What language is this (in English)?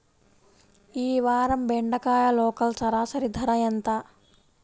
Telugu